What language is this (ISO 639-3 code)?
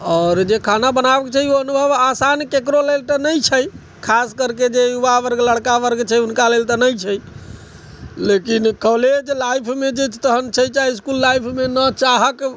mai